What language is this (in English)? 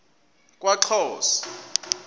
Xhosa